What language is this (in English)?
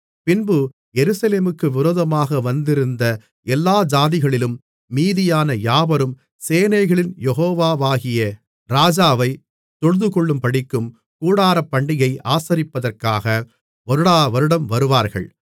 Tamil